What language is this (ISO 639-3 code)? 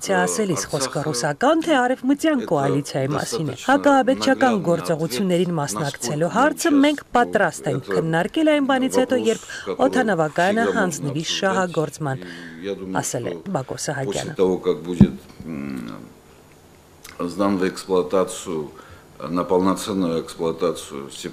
tur